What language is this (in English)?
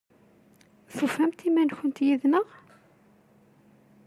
Kabyle